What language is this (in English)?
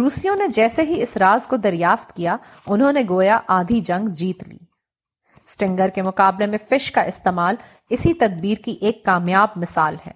Urdu